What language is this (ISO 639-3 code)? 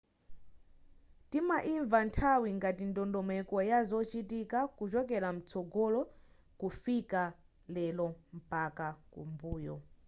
nya